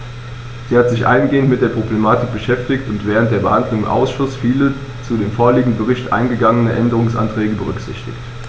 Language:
German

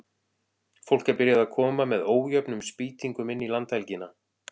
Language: Icelandic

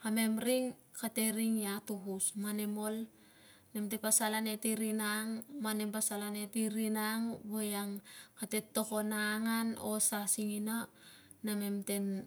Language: Tungag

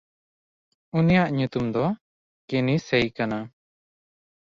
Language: Santali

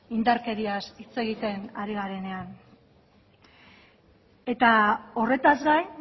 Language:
Basque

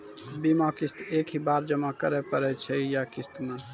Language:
Maithili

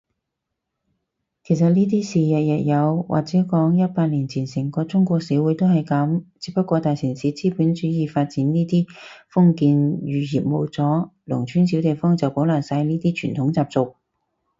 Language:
Cantonese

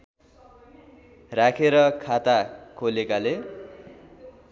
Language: Nepali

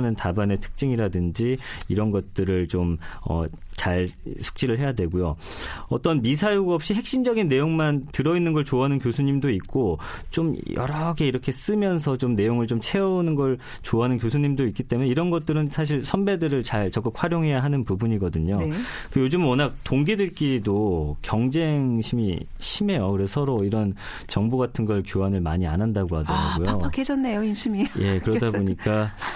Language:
Korean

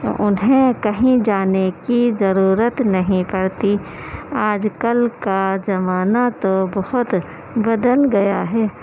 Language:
Urdu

